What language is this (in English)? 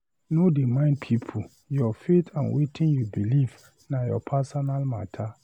Nigerian Pidgin